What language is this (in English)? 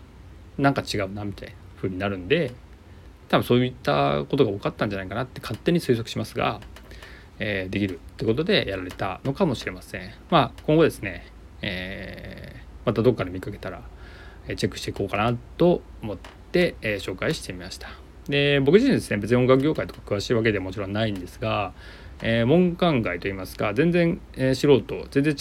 Japanese